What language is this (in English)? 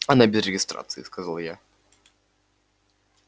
Russian